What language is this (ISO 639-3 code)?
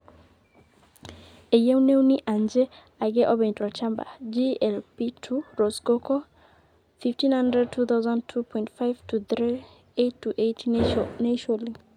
mas